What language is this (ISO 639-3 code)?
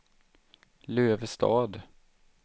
swe